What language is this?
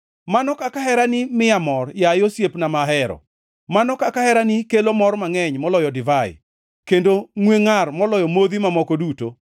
Luo (Kenya and Tanzania)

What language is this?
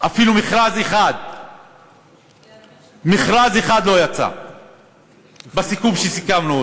Hebrew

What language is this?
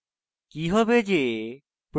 Bangla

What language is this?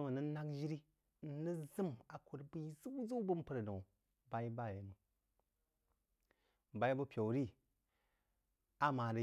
Jiba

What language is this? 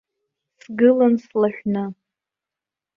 Abkhazian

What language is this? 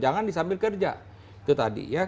Indonesian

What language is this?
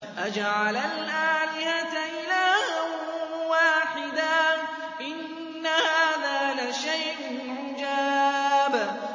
Arabic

